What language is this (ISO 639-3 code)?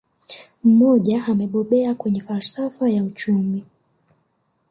swa